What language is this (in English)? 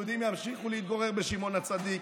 Hebrew